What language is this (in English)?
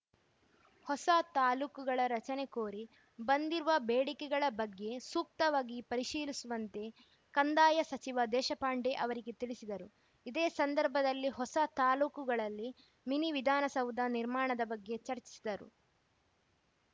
Kannada